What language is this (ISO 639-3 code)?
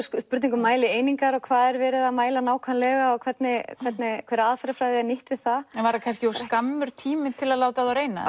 isl